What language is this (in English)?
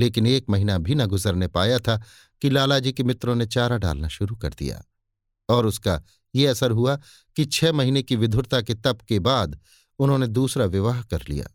Hindi